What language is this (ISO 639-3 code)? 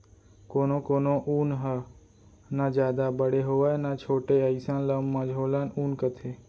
hne